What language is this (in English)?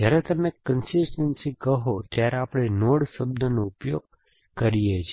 Gujarati